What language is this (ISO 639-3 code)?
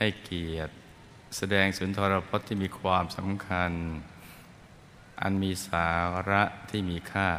tha